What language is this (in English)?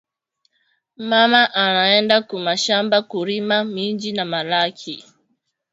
Swahili